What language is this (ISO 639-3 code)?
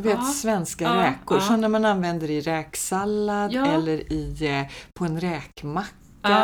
swe